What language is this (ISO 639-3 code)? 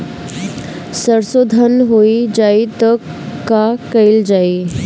bho